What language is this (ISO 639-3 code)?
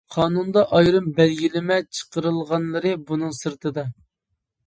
uig